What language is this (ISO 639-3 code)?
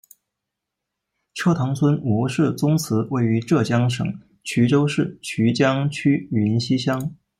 zho